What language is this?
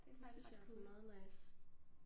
Danish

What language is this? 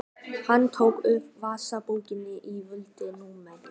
Icelandic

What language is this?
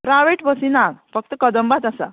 Konkani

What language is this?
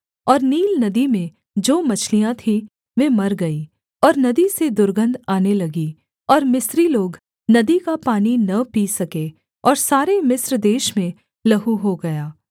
Hindi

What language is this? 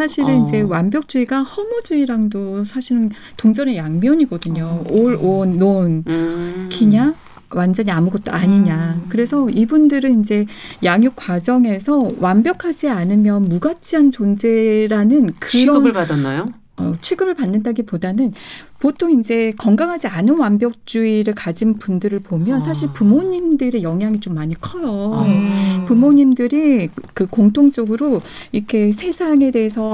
Korean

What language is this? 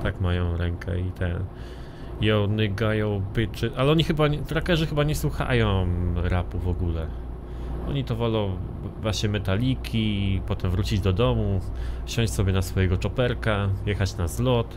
Polish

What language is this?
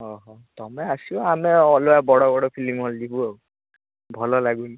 Odia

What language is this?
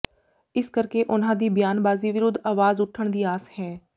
Punjabi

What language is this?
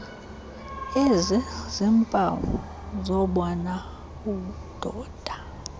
Xhosa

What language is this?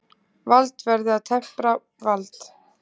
Icelandic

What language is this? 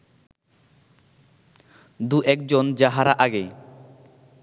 Bangla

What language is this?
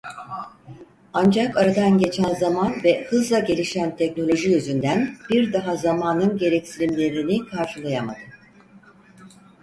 Turkish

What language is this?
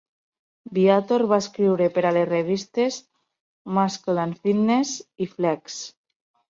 Catalan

